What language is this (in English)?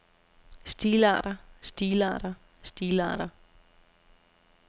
Danish